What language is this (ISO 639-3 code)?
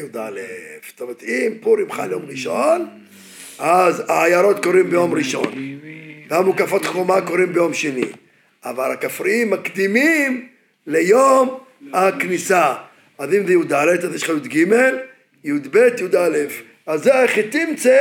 heb